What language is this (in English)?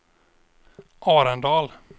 Swedish